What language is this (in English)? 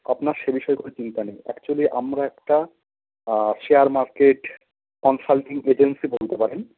Bangla